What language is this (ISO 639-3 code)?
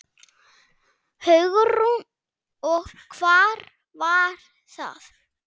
isl